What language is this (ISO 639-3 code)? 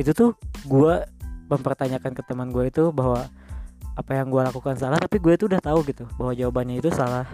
ind